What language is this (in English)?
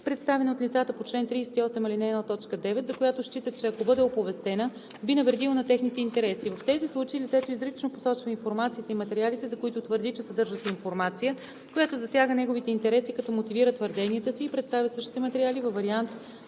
Bulgarian